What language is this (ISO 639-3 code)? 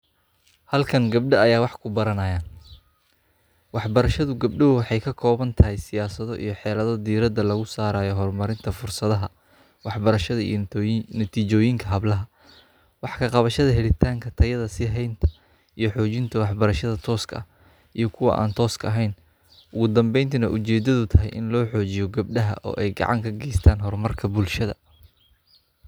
som